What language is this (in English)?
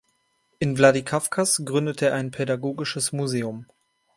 German